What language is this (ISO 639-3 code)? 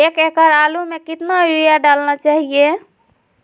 mag